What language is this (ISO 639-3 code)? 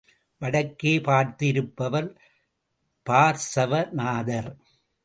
tam